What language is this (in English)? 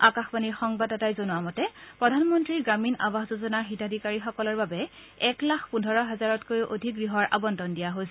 Assamese